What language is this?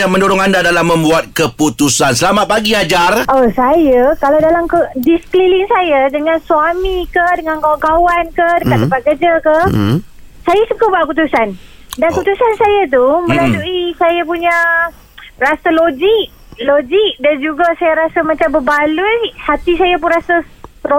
Malay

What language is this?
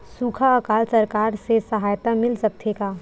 Chhattisgarhi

